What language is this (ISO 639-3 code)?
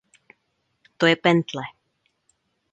ces